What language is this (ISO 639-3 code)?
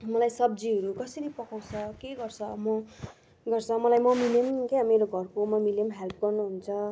nep